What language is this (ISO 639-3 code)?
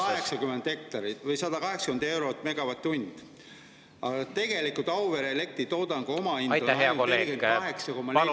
est